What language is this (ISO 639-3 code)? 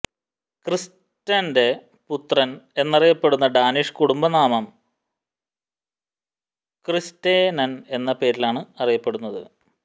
mal